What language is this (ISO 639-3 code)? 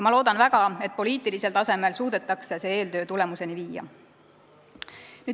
est